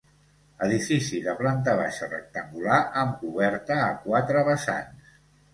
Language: Catalan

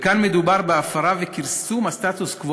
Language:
Hebrew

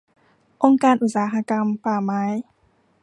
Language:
Thai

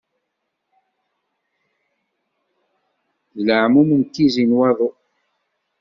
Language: Kabyle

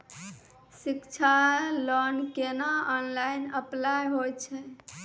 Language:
Maithili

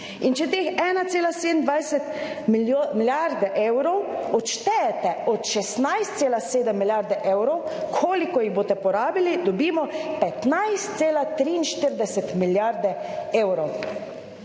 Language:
Slovenian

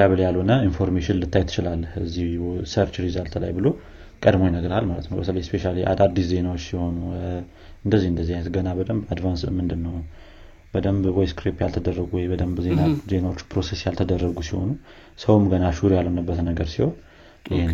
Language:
Amharic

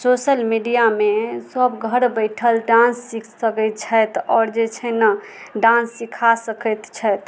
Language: Maithili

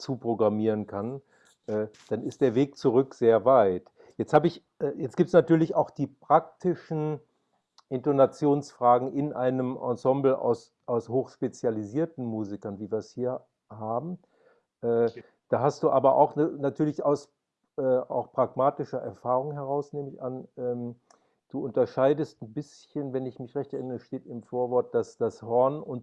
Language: German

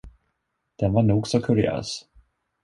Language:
Swedish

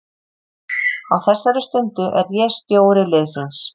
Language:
Icelandic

